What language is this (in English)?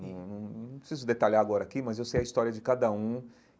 Portuguese